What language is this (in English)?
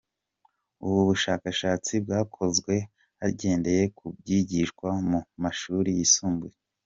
Kinyarwanda